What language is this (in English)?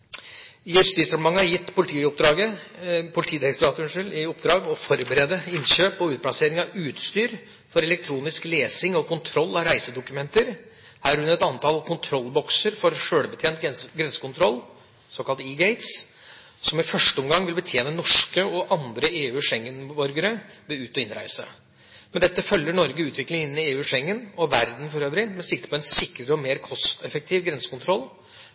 Norwegian Bokmål